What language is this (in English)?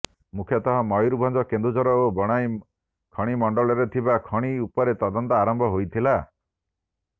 Odia